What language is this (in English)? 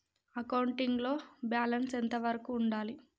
Telugu